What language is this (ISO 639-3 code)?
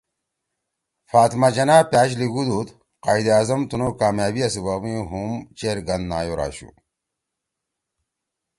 trw